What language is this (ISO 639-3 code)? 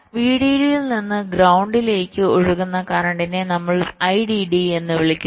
mal